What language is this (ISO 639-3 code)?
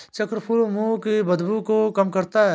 hin